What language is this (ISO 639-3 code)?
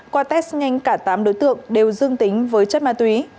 vie